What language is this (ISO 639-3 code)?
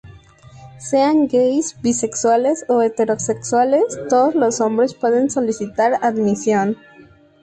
spa